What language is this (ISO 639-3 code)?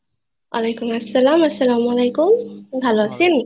ben